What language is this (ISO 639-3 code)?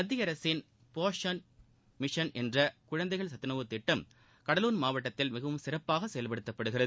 tam